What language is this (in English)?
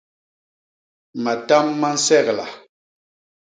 Basaa